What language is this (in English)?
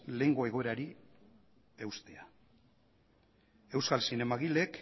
Basque